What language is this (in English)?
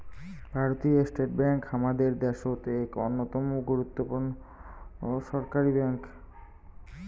Bangla